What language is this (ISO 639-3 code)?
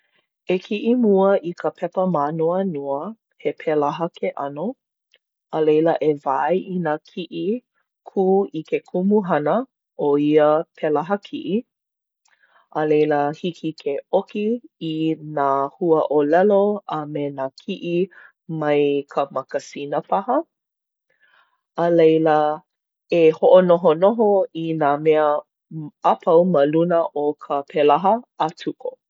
haw